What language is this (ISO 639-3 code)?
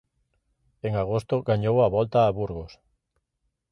glg